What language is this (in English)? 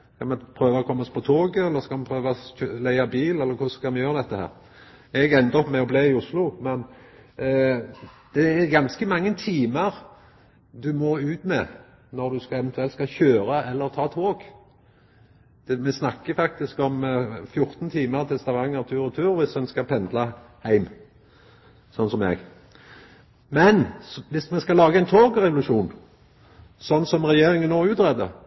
Norwegian Nynorsk